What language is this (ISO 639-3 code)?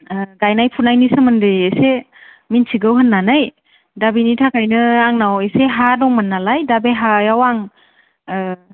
brx